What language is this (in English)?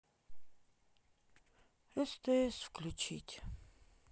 Russian